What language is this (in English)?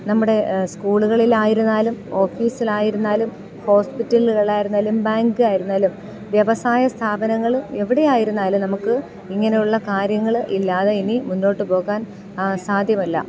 Malayalam